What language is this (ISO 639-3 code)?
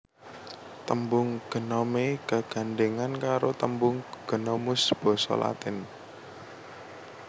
jav